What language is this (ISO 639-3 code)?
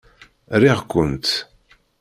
kab